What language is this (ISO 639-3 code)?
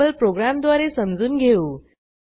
mar